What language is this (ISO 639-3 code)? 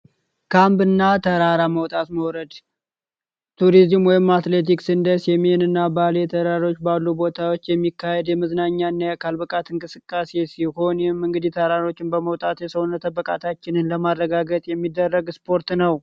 amh